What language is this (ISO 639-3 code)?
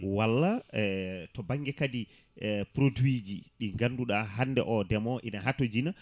ful